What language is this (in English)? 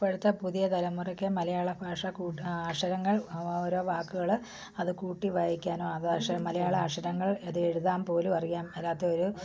Malayalam